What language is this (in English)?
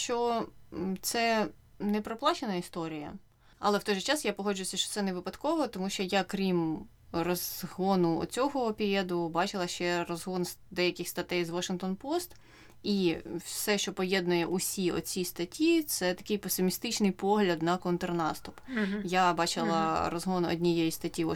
Ukrainian